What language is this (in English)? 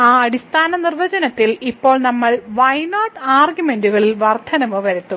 Malayalam